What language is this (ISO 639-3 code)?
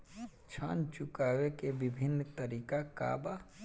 bho